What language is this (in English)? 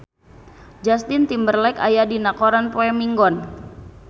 Sundanese